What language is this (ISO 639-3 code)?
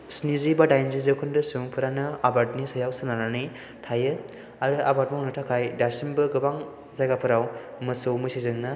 brx